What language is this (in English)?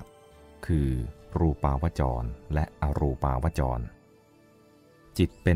Thai